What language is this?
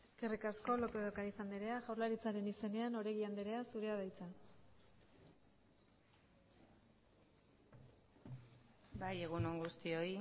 Basque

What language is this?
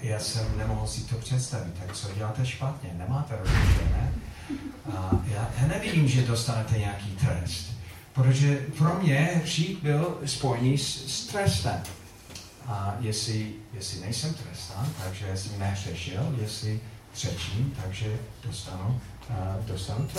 Czech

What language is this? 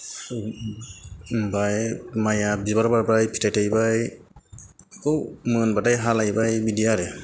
Bodo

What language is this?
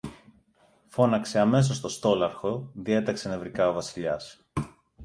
Greek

